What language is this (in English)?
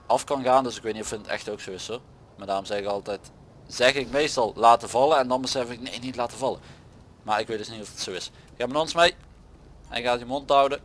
Dutch